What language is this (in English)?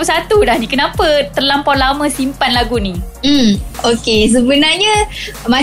Malay